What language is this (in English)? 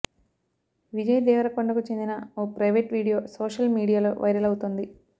Telugu